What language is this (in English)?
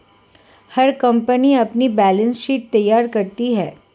Hindi